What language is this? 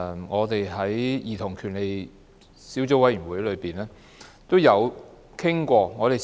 Cantonese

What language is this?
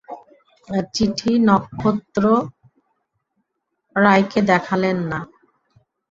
Bangla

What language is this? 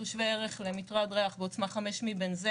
Hebrew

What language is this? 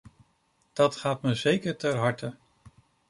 Dutch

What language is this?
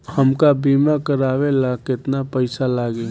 Bhojpuri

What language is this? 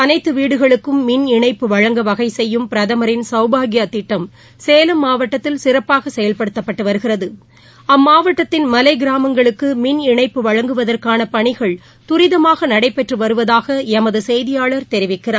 Tamil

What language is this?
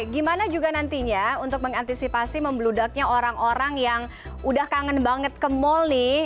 Indonesian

